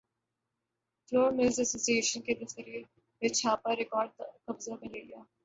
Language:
Urdu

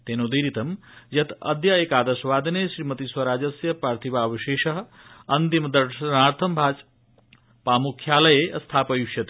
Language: Sanskrit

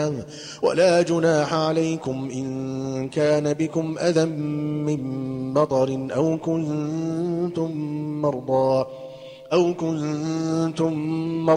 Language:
Arabic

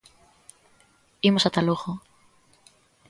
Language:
Galician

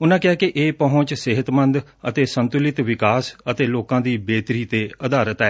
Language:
Punjabi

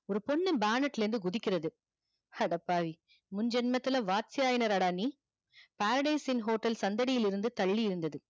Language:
Tamil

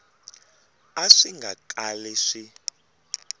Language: Tsonga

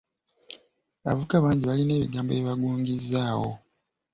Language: Ganda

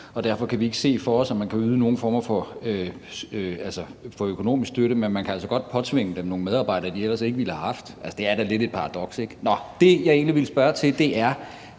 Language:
Danish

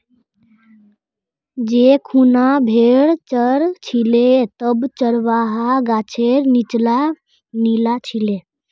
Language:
Magahi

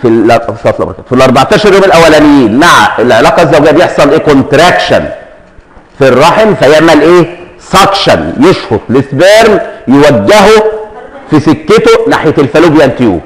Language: Arabic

